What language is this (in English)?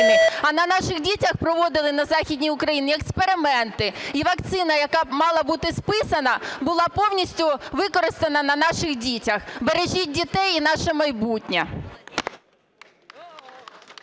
Ukrainian